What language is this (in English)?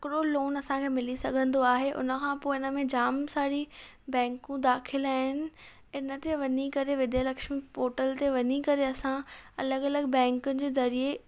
Sindhi